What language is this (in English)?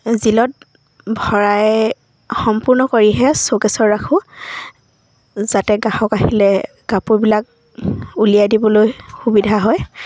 Assamese